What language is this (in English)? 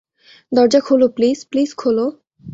Bangla